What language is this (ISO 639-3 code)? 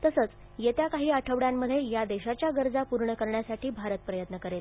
mar